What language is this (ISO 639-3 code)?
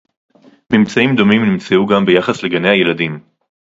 heb